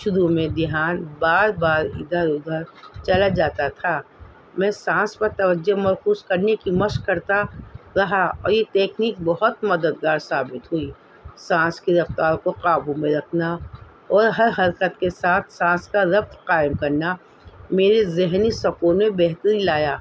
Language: Urdu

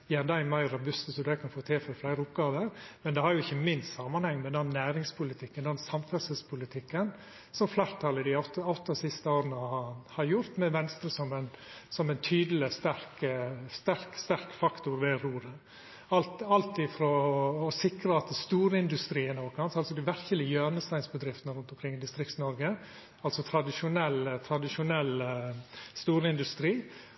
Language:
Norwegian Nynorsk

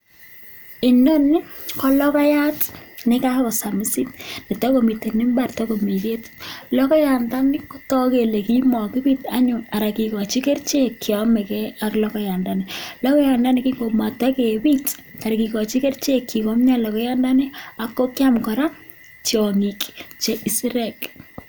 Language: Kalenjin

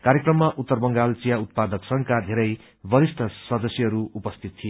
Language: Nepali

